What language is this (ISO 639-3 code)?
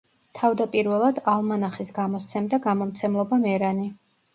kat